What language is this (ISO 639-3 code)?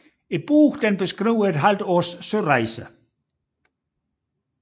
dan